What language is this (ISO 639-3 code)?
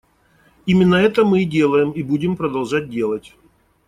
rus